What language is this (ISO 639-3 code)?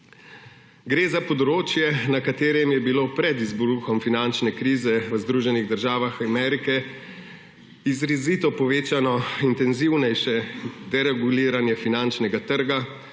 slv